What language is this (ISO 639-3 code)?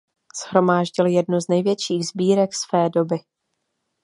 ces